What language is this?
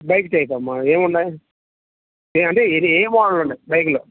Telugu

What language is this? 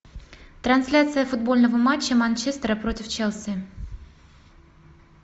Russian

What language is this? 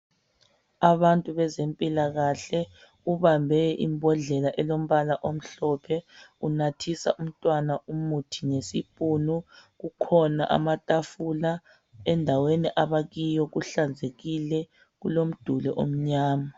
North Ndebele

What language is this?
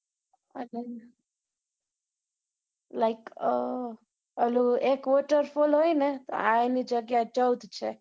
Gujarati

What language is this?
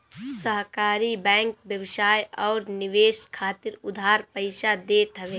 Bhojpuri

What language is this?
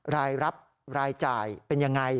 Thai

